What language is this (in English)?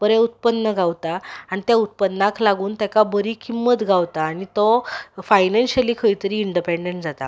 Konkani